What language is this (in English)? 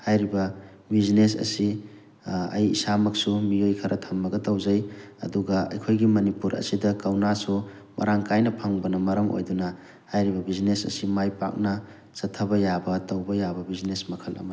Manipuri